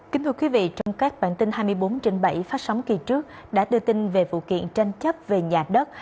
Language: Vietnamese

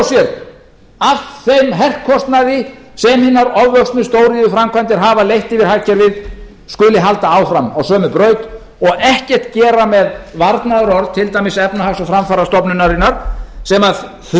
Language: Icelandic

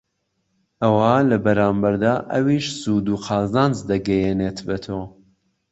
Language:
Central Kurdish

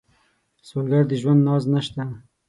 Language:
Pashto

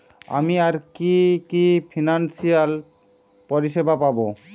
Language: Bangla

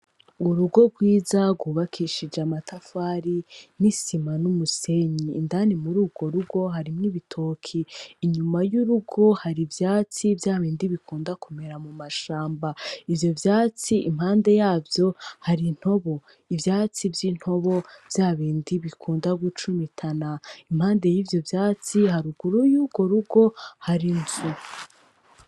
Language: Rundi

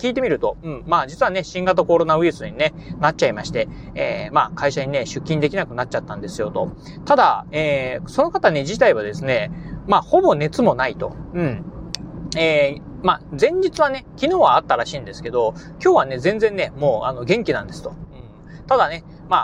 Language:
Japanese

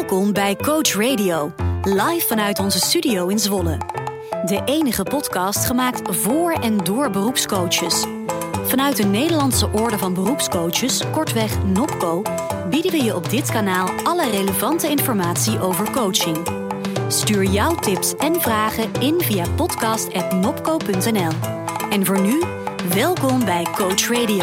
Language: Dutch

